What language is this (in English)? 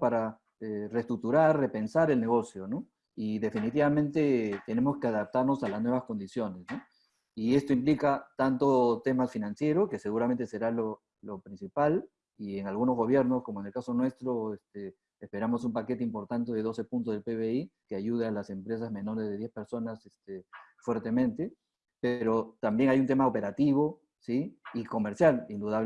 Spanish